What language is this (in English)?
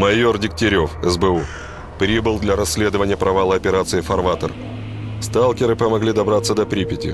Russian